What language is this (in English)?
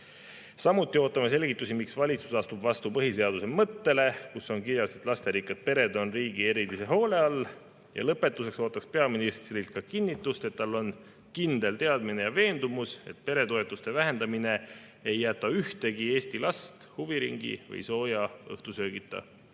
Estonian